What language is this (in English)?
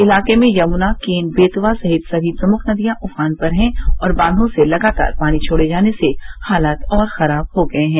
Hindi